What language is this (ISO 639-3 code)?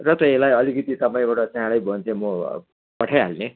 nep